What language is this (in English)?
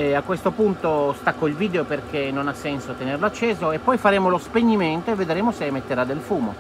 Italian